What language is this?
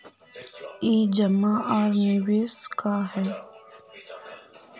Magahi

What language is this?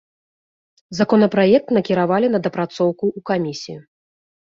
Belarusian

